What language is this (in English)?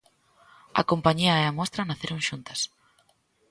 Galician